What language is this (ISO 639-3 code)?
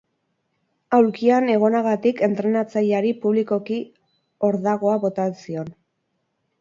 eus